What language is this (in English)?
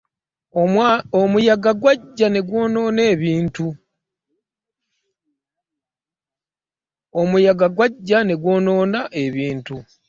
Ganda